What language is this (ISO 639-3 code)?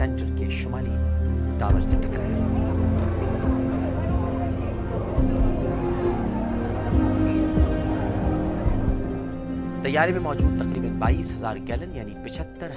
urd